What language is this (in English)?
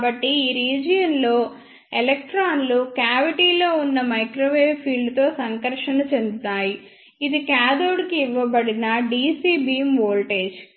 Telugu